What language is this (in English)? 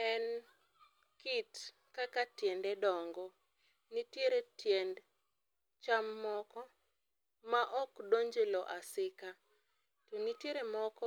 Luo (Kenya and Tanzania)